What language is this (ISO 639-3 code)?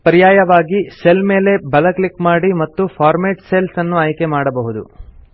kan